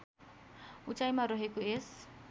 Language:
Nepali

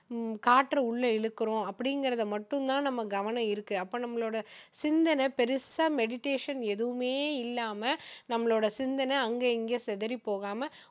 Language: Tamil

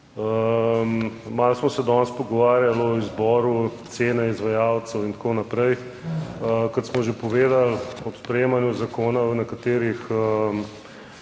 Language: Slovenian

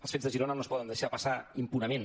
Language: Catalan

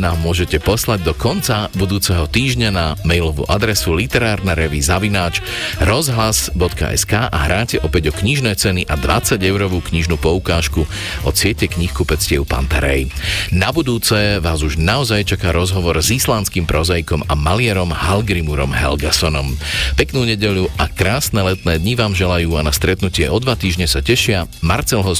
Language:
Slovak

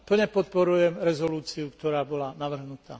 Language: Slovak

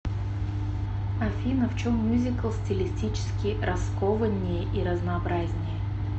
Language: Russian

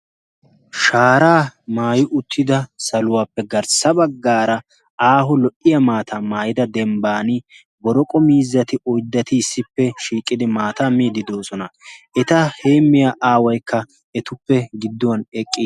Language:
Wolaytta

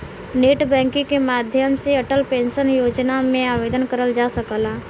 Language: Bhojpuri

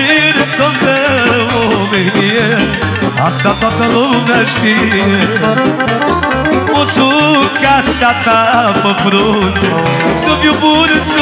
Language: Romanian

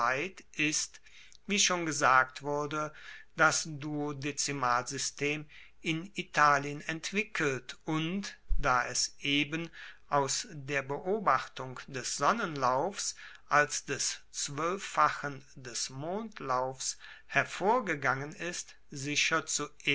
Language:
German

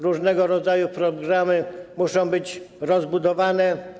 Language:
Polish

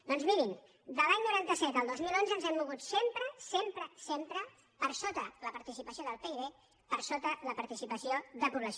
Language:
Catalan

